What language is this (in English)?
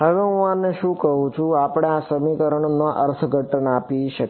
Gujarati